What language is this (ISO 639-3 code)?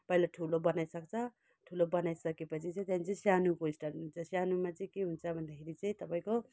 nep